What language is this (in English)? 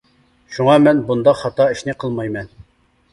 Uyghur